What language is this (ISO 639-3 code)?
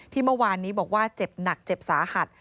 tha